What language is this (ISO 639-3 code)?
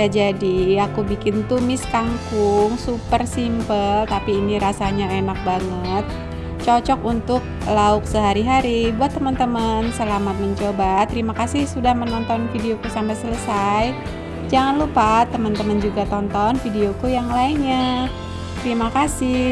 ind